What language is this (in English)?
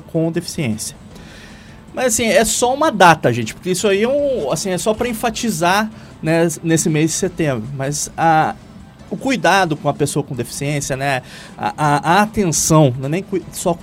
Portuguese